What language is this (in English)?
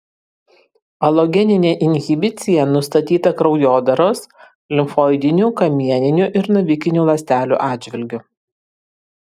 Lithuanian